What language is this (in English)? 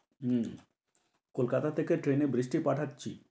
Bangla